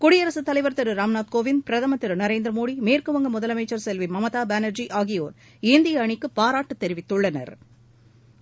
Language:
Tamil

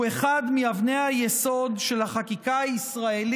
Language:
Hebrew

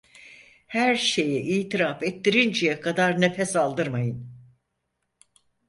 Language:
Turkish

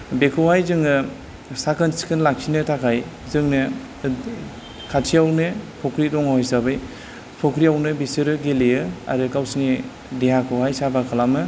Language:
Bodo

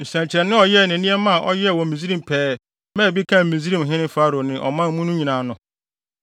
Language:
Akan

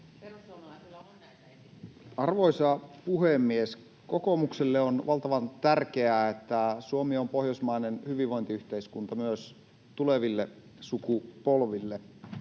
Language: Finnish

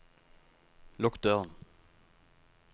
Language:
Norwegian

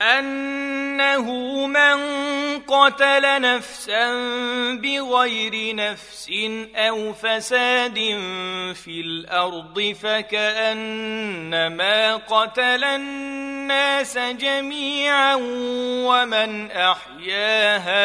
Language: Arabic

